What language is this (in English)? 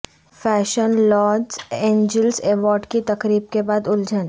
Urdu